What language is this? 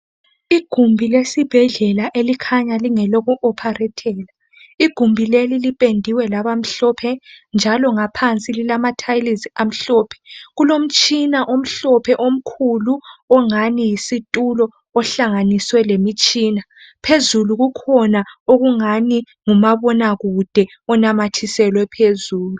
North Ndebele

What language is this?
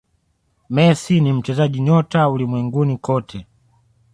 Swahili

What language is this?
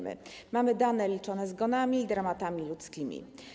Polish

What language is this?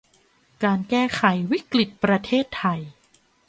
Thai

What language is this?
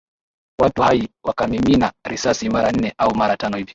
Swahili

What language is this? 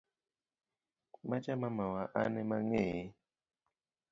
Luo (Kenya and Tanzania)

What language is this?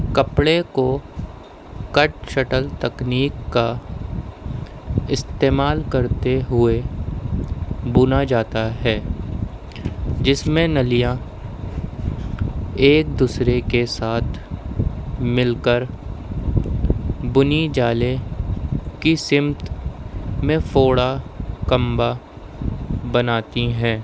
Urdu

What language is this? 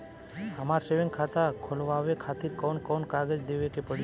Bhojpuri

